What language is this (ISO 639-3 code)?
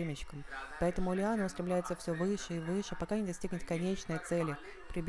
rus